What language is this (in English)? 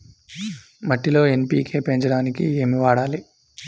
Telugu